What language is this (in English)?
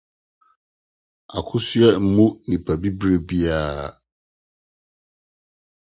Akan